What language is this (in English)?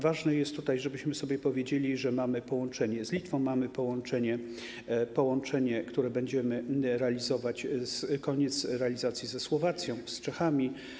Polish